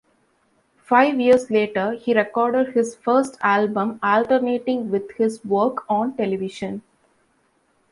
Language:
English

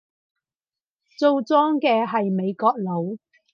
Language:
Cantonese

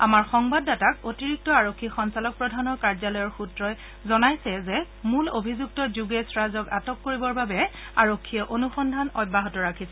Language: Assamese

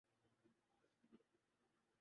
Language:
Urdu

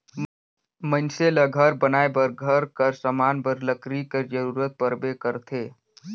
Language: Chhattisgarhi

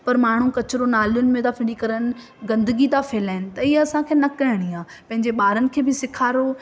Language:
Sindhi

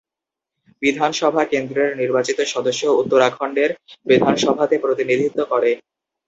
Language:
Bangla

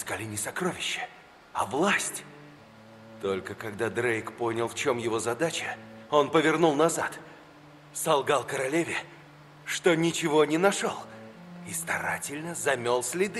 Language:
Russian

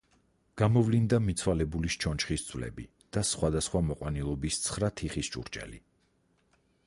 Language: Georgian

